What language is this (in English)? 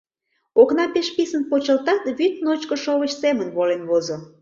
Mari